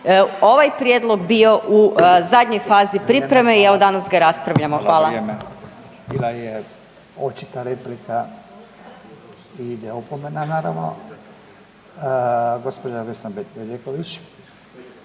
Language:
Croatian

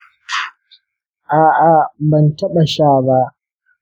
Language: Hausa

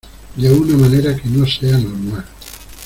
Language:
Spanish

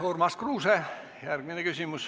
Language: Estonian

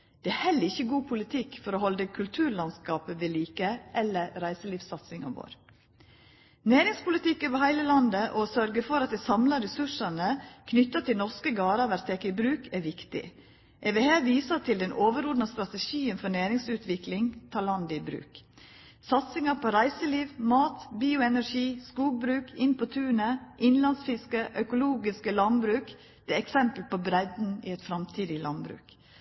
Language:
Norwegian Nynorsk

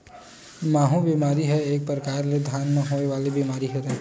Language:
Chhattisgarhi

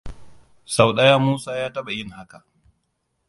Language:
Hausa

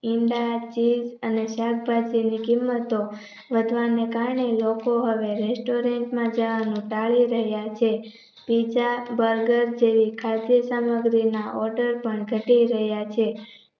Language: Gujarati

